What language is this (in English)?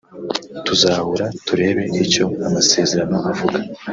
Kinyarwanda